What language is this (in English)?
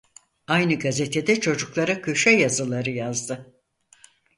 Turkish